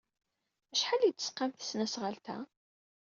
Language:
Kabyle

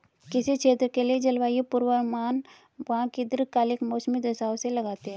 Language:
Hindi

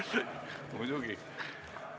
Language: Estonian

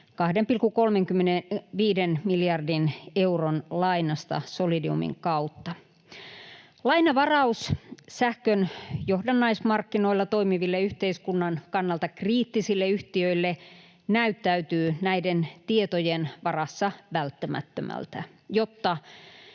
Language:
Finnish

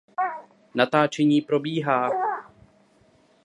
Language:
Czech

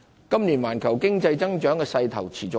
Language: Cantonese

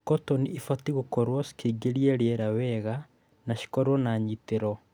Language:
Kikuyu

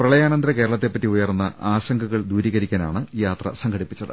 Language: Malayalam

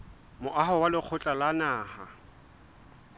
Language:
Southern Sotho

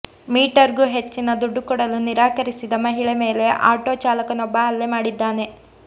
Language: Kannada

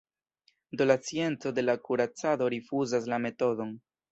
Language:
Esperanto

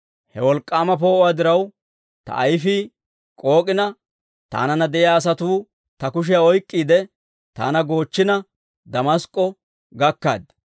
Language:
Dawro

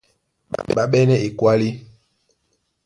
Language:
Duala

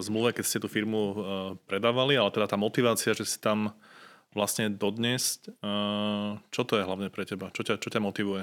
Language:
Slovak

